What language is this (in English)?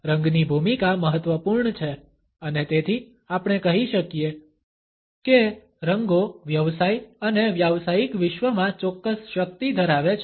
Gujarati